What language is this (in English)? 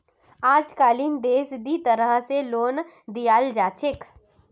Magahi